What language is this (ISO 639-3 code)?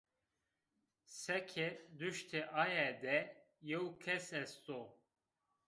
zza